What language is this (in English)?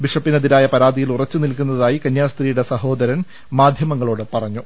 Malayalam